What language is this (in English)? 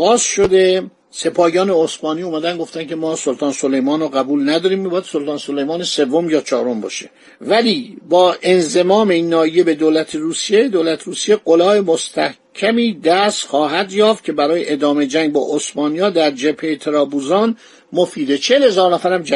Persian